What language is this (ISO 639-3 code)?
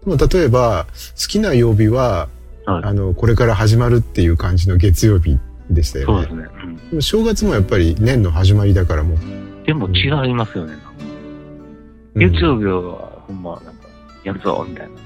jpn